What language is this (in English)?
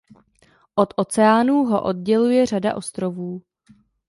Czech